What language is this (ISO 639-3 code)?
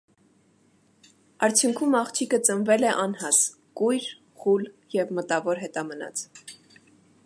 hye